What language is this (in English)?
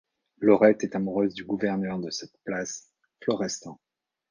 French